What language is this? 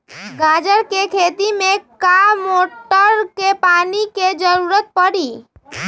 Magahi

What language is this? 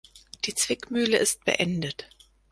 German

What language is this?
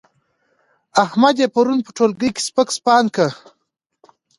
Pashto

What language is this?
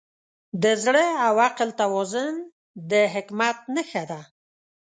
Pashto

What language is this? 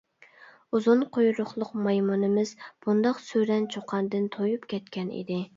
Uyghur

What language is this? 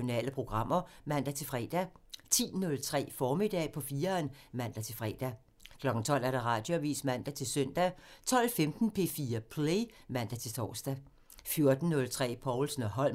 Danish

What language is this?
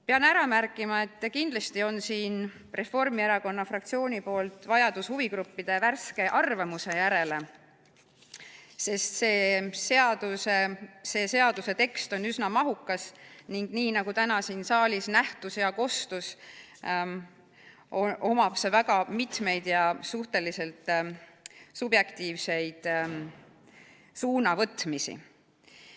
Estonian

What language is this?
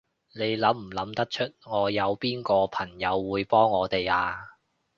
Cantonese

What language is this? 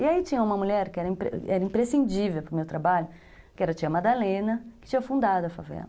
Portuguese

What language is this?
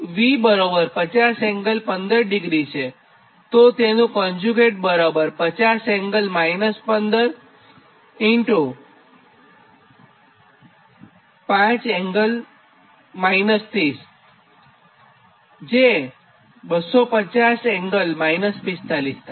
Gujarati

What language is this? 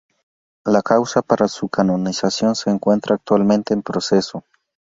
Spanish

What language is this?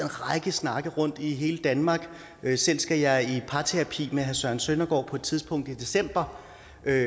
Danish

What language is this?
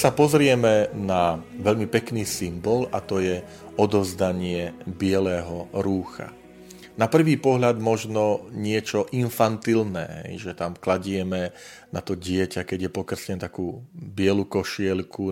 Slovak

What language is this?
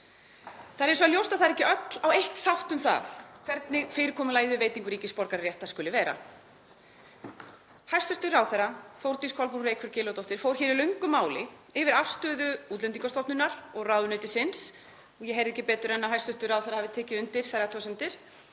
Icelandic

